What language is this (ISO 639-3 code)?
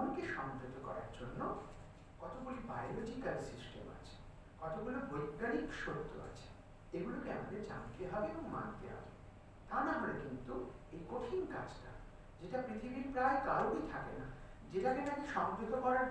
ron